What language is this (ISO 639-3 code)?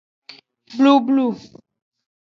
ajg